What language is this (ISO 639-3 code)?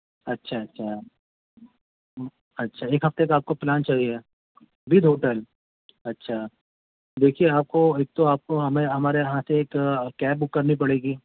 urd